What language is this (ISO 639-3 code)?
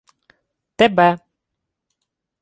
ukr